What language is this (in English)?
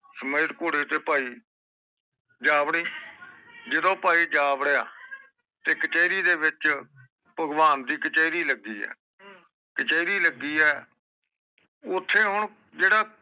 Punjabi